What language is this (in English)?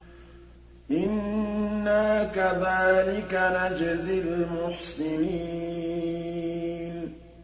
Arabic